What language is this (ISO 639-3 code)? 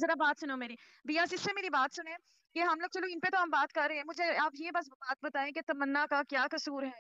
hin